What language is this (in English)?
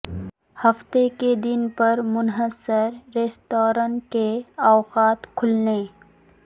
Urdu